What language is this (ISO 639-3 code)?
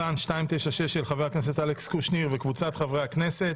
heb